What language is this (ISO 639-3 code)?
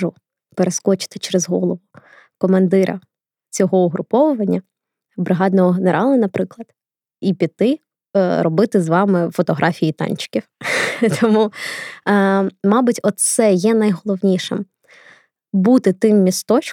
ukr